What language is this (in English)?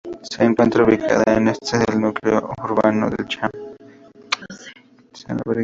Spanish